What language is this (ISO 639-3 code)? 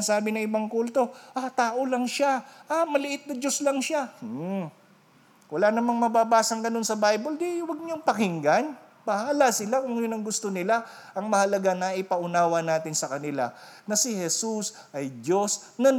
fil